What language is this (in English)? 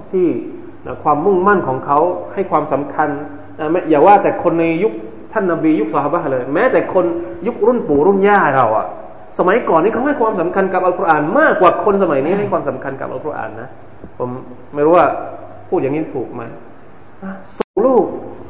Thai